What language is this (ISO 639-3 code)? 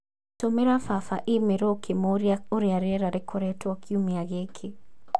kik